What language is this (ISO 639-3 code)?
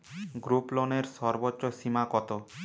ben